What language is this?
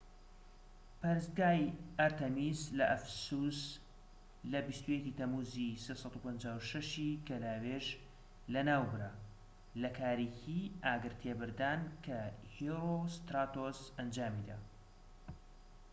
Central Kurdish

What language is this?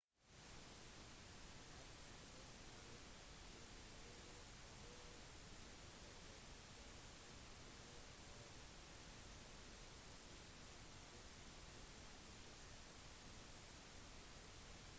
Norwegian Bokmål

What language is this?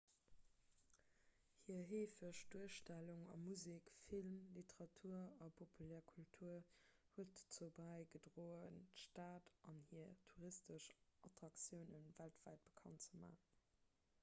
Luxembourgish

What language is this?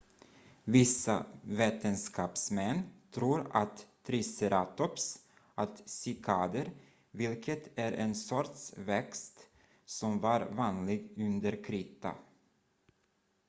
Swedish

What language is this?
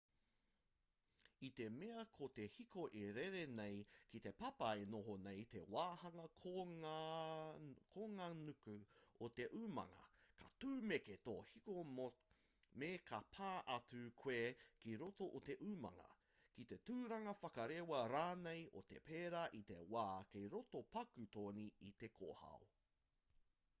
Māori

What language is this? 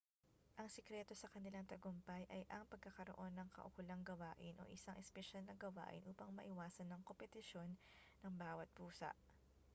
Filipino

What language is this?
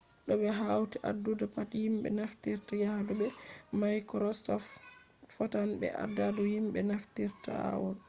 Fula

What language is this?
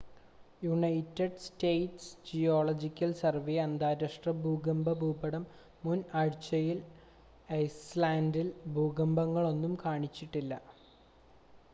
Malayalam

